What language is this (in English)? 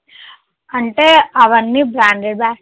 Telugu